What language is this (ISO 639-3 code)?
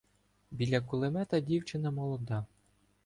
ukr